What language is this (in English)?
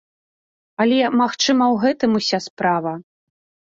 Belarusian